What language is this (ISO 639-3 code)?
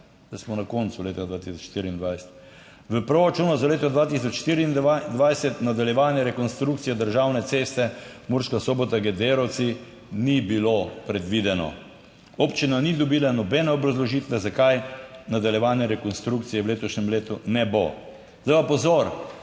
slv